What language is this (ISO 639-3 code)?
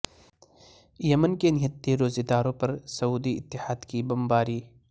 urd